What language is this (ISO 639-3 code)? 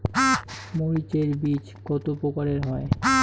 ben